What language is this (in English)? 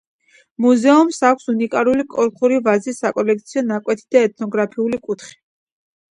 Georgian